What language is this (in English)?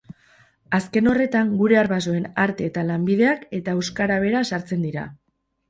Basque